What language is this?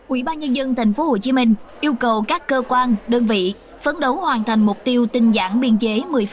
Vietnamese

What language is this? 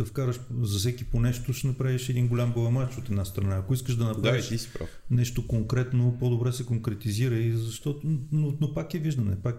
Bulgarian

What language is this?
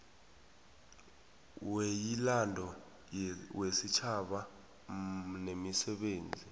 South Ndebele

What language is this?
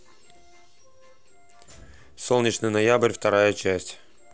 Russian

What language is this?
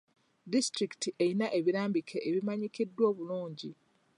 Ganda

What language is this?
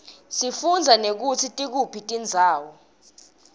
Swati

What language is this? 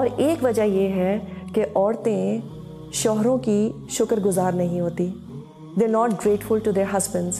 Urdu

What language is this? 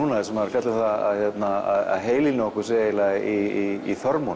Icelandic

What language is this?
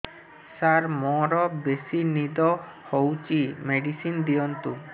Odia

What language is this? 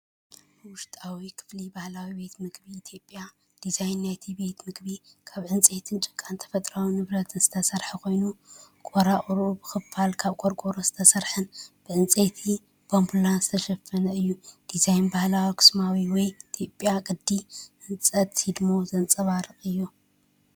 Tigrinya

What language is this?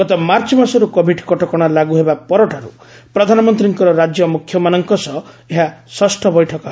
Odia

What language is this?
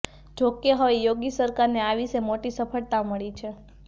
Gujarati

